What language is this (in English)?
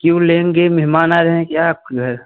Hindi